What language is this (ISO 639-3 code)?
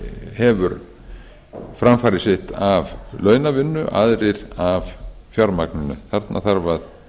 isl